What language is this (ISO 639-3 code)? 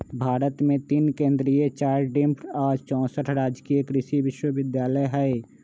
mag